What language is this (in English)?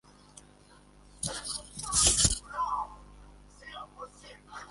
Swahili